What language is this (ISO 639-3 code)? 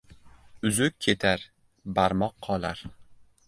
uzb